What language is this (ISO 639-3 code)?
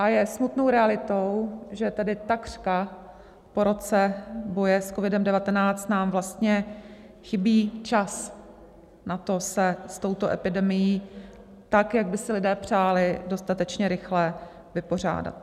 ces